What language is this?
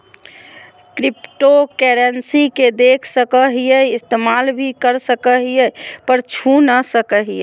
Magahi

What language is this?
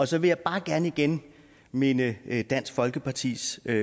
Danish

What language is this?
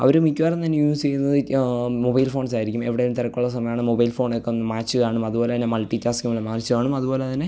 Malayalam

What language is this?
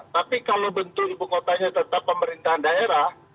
Indonesian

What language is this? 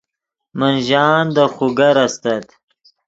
Yidgha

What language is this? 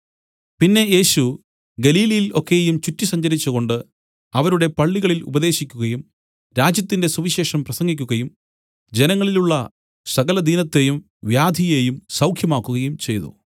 Malayalam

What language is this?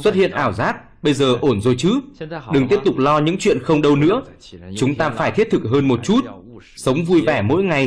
Vietnamese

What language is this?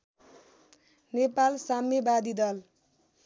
Nepali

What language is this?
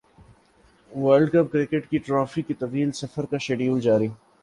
Urdu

